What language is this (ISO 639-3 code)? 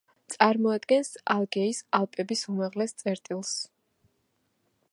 kat